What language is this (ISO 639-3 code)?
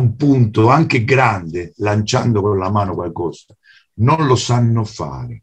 ita